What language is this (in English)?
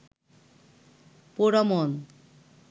Bangla